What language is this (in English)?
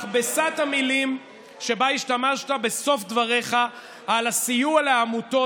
Hebrew